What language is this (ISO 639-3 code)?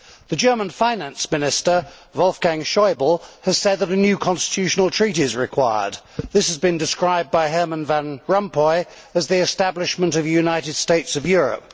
eng